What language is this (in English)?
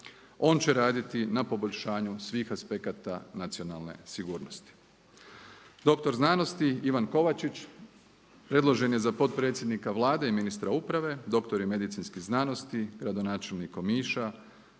Croatian